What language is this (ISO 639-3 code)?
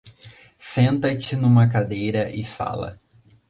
por